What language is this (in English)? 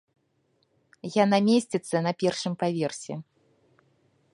Belarusian